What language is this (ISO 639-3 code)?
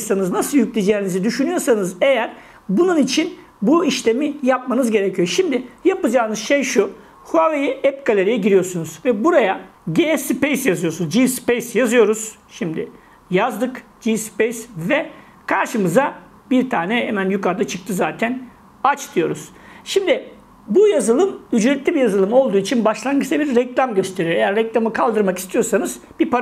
tur